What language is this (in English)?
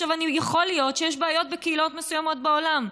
Hebrew